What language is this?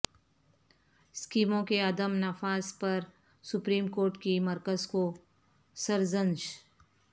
Urdu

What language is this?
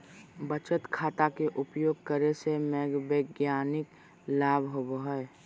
Magahi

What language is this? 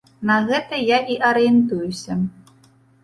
Belarusian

